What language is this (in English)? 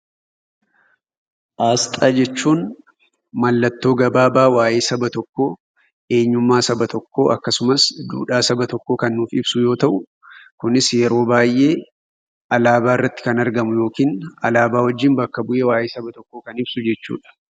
Oromo